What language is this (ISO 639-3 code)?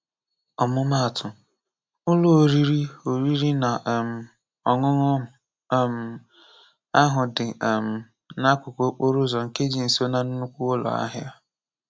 ibo